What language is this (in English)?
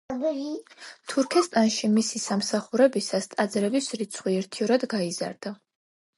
Georgian